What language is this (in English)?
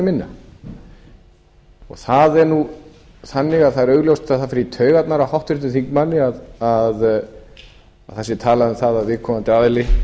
Icelandic